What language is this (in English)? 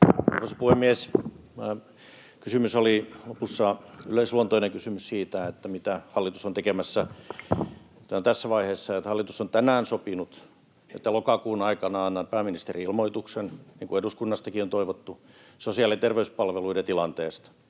Finnish